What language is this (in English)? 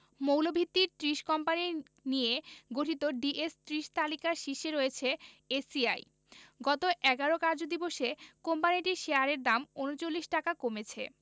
Bangla